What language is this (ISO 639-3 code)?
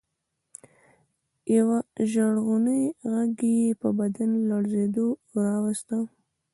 pus